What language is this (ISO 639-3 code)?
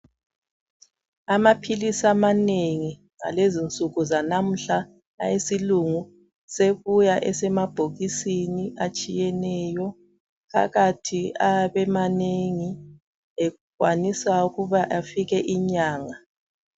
nde